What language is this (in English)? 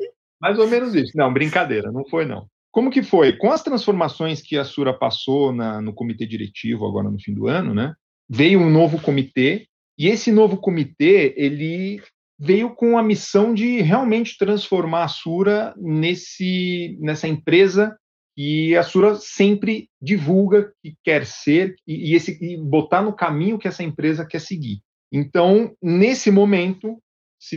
Portuguese